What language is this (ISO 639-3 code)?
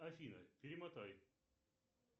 rus